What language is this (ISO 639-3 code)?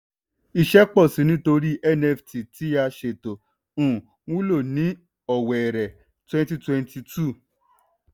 yor